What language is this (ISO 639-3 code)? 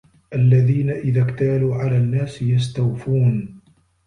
ara